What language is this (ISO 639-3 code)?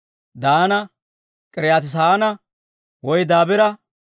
dwr